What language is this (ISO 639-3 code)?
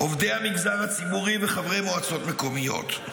heb